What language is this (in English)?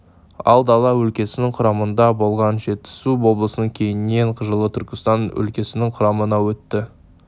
Kazakh